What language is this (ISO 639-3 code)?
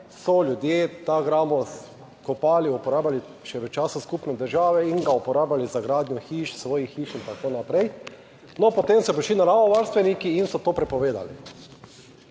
slv